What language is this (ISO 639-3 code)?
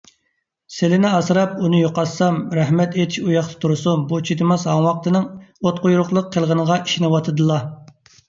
uig